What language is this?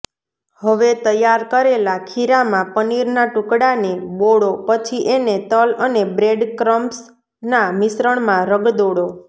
Gujarati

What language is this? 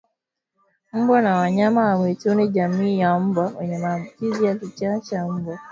Swahili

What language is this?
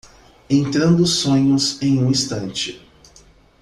Portuguese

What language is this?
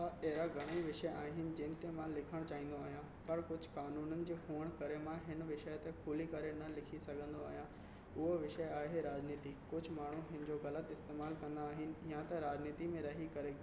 Sindhi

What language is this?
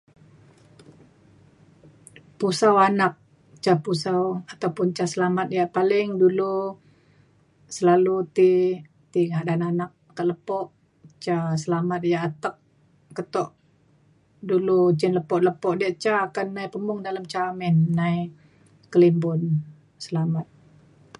Mainstream Kenyah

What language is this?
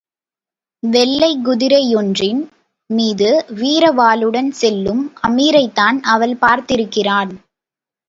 Tamil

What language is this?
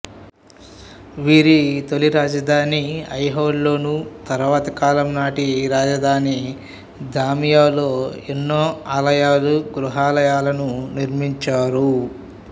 Telugu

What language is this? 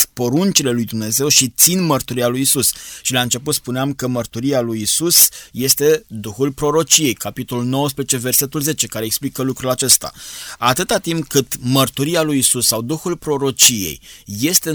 Romanian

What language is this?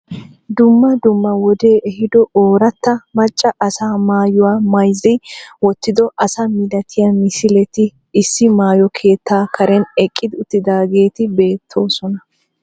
Wolaytta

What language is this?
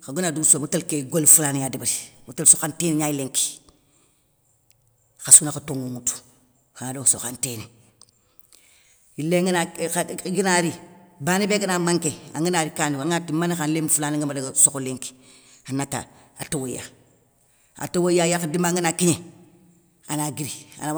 Soninke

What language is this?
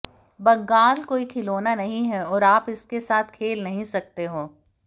Hindi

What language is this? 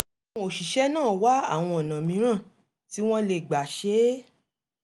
Yoruba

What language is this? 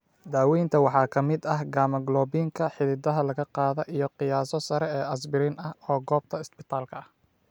Somali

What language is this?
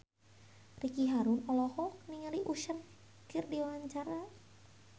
Sundanese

